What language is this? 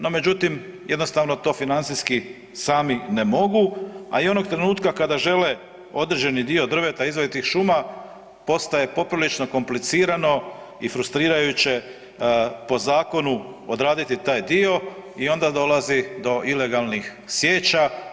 Croatian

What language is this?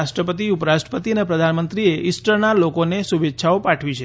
Gujarati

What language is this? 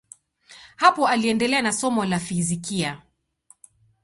Swahili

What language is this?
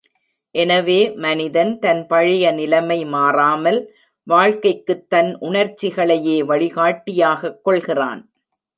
Tamil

